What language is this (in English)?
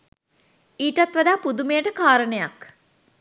Sinhala